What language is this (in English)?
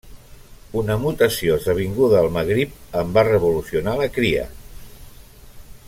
Catalan